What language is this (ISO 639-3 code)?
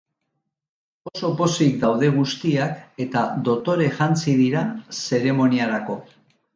eus